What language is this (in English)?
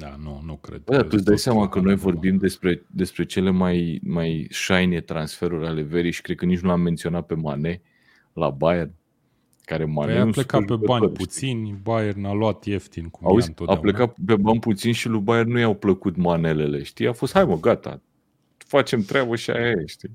Romanian